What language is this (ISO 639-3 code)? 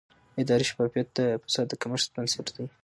pus